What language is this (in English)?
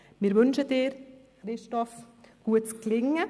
Swiss German